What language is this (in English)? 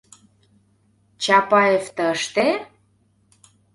Mari